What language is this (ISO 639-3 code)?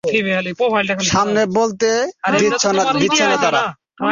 ben